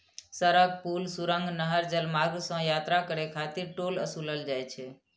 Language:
Maithili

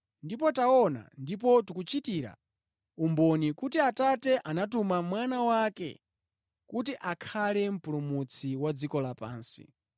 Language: Nyanja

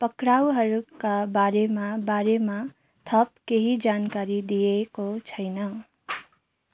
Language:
Nepali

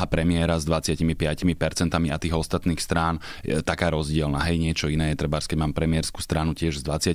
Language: Slovak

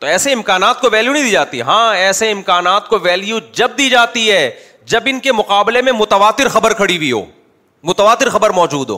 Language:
Urdu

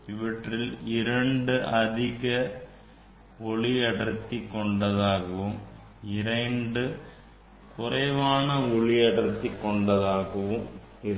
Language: Tamil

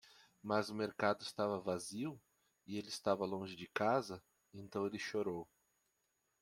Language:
Portuguese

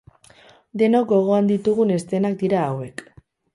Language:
Basque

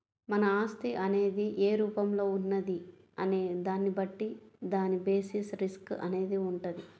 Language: Telugu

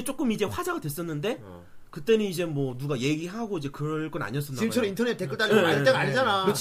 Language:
Korean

